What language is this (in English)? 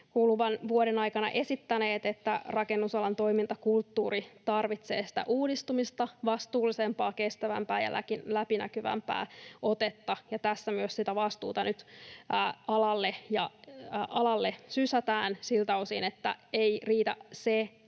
Finnish